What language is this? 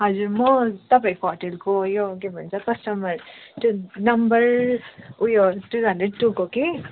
Nepali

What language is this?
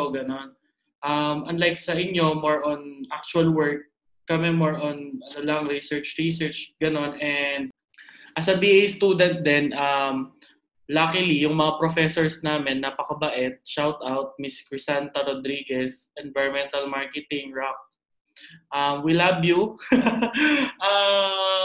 Filipino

